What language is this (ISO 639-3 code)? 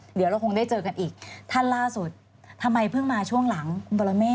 tha